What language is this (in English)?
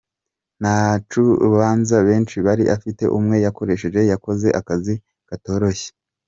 Kinyarwanda